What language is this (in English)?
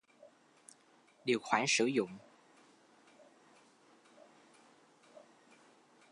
Vietnamese